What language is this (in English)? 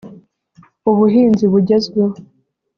Kinyarwanda